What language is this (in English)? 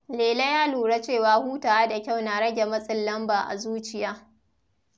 Hausa